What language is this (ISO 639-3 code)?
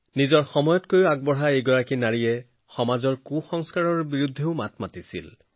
asm